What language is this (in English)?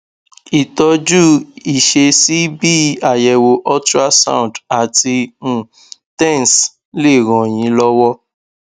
Yoruba